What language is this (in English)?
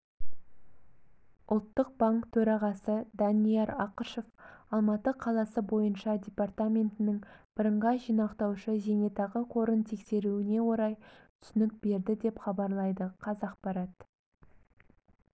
Kazakh